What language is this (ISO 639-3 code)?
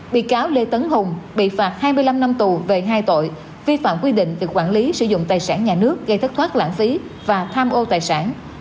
vie